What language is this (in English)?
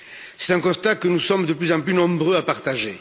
French